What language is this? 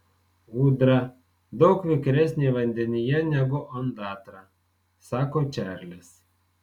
Lithuanian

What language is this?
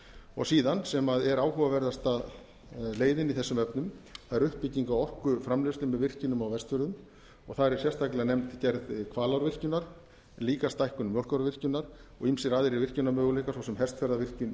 Icelandic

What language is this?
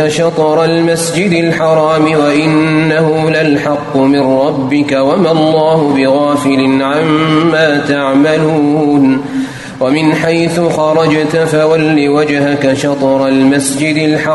Arabic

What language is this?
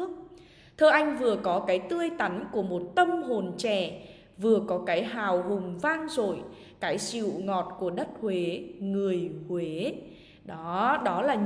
Vietnamese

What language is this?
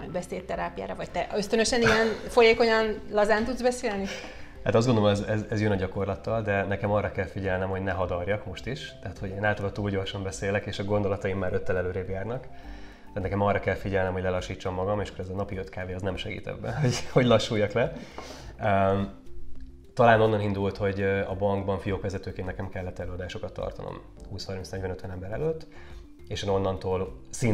Hungarian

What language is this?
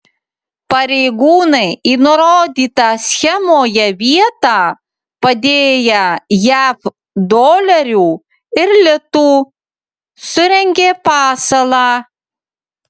Lithuanian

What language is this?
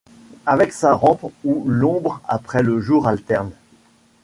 French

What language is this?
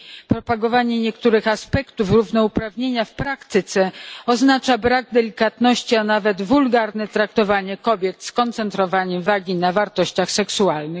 Polish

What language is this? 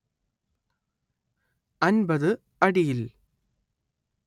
Malayalam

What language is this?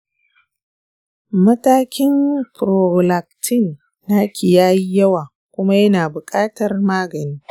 Hausa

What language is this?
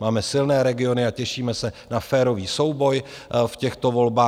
Czech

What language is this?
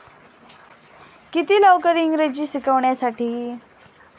Marathi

